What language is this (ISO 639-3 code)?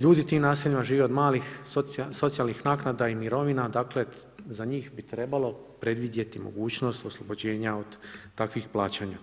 hrv